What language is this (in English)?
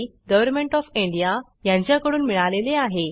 Marathi